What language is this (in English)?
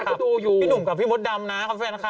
Thai